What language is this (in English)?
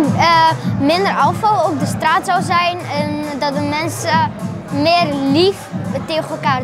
Dutch